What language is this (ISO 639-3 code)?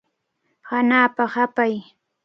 qvl